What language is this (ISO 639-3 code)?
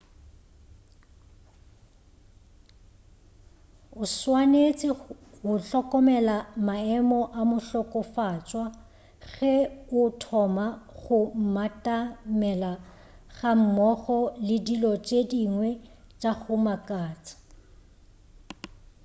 nso